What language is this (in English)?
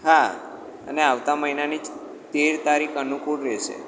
Gujarati